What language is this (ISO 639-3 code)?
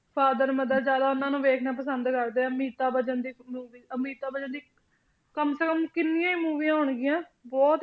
pan